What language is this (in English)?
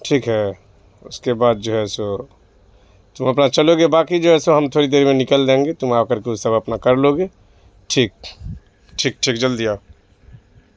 Urdu